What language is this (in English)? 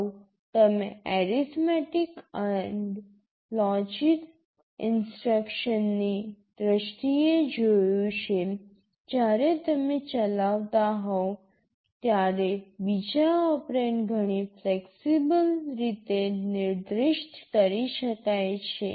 Gujarati